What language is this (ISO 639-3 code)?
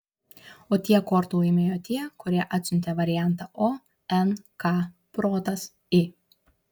lit